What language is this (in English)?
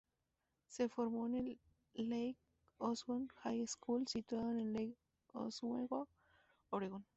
Spanish